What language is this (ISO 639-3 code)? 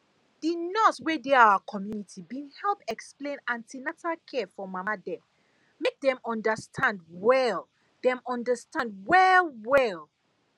pcm